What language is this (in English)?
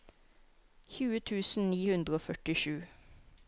Norwegian